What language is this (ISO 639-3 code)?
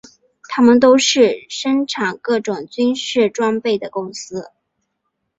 zho